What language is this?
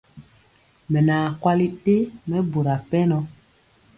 Mpiemo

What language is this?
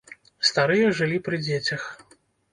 Belarusian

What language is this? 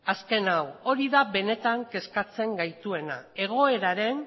Basque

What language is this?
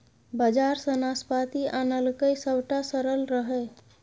Maithili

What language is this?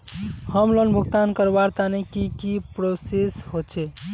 Magahi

